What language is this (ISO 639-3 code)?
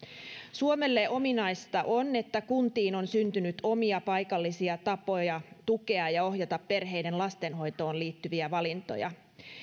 fin